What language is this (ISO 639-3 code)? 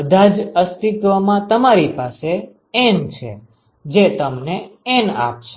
guj